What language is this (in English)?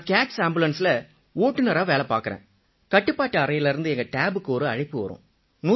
Tamil